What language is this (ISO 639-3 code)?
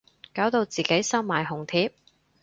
yue